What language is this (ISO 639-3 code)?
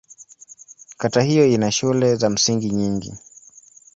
swa